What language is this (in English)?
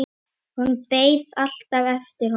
Icelandic